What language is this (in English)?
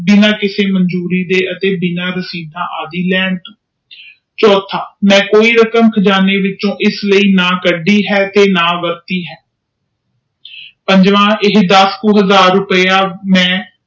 Punjabi